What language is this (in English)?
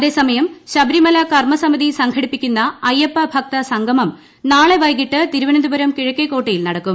Malayalam